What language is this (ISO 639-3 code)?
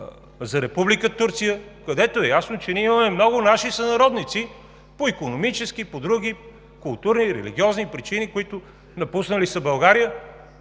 bul